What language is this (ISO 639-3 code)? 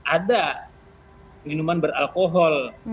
ind